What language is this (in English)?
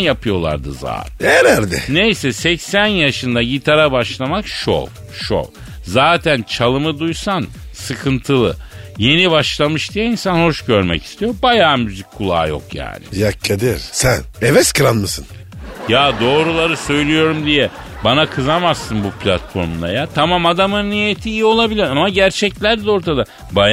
Turkish